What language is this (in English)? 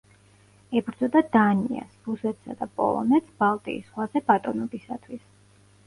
Georgian